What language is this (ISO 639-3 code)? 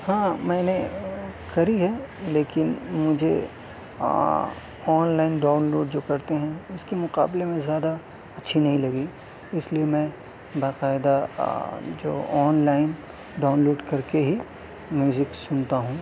urd